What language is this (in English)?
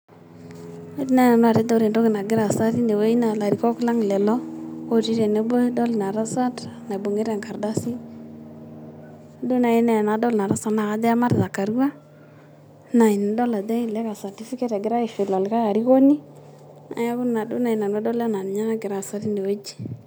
Masai